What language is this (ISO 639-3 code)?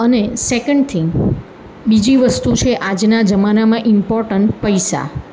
guj